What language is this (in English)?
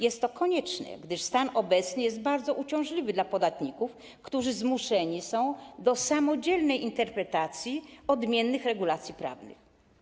Polish